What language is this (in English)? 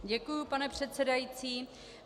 Czech